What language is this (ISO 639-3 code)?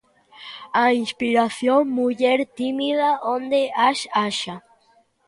glg